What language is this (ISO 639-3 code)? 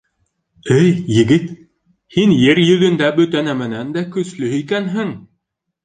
bak